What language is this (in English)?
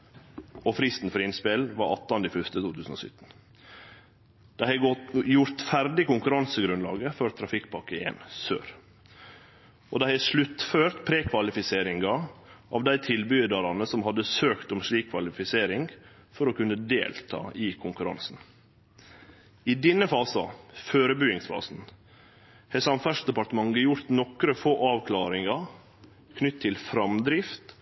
Norwegian Nynorsk